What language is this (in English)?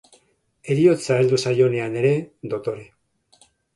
Basque